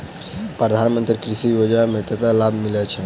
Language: Maithili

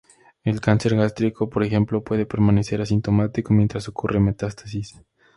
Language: Spanish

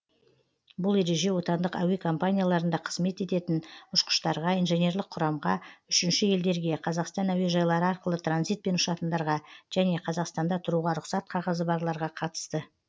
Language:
Kazakh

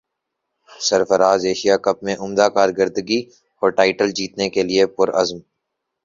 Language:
Urdu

